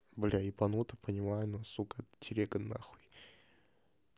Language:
Russian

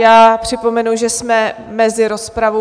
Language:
Czech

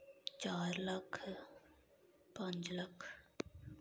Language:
Dogri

